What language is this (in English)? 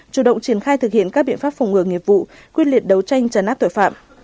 Vietnamese